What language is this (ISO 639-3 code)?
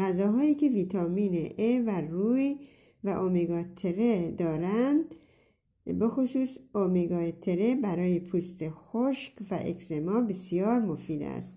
fas